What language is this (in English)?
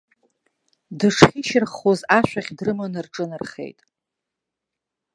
Abkhazian